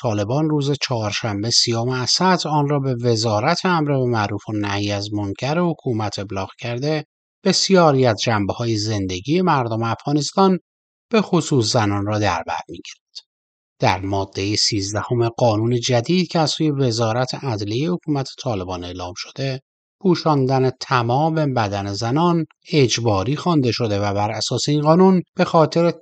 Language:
Persian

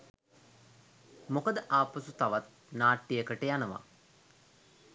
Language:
Sinhala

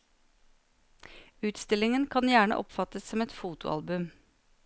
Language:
Norwegian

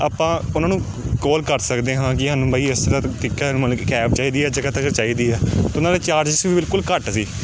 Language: Punjabi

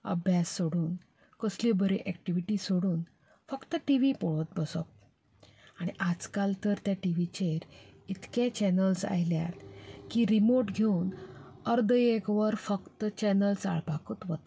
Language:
Konkani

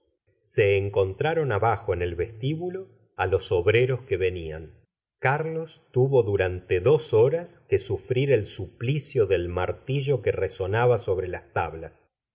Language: Spanish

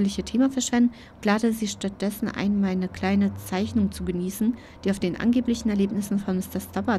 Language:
German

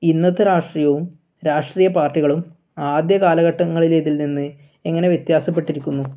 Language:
Malayalam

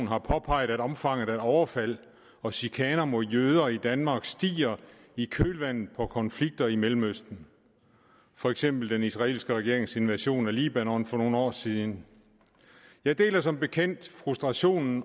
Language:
Danish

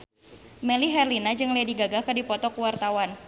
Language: Sundanese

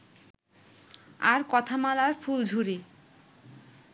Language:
Bangla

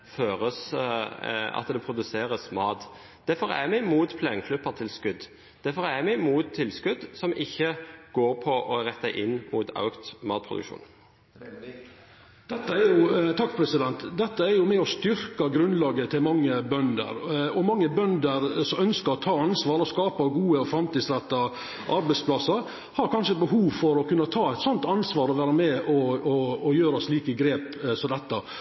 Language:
Norwegian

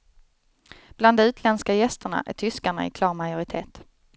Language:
Swedish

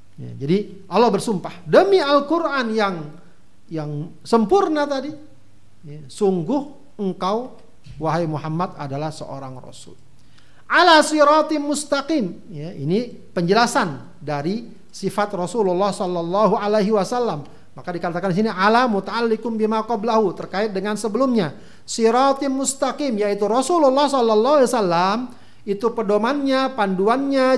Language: Indonesian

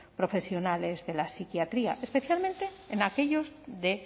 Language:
Spanish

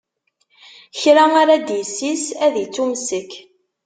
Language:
Kabyle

